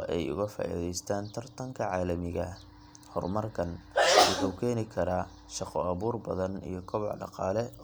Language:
Somali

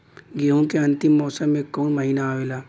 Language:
Bhojpuri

